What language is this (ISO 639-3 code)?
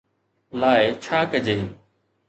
snd